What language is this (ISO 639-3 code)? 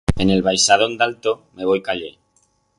arg